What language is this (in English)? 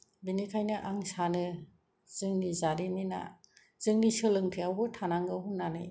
Bodo